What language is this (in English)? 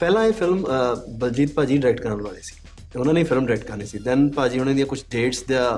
Punjabi